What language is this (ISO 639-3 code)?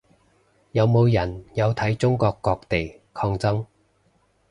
yue